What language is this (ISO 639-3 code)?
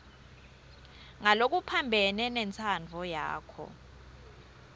ssw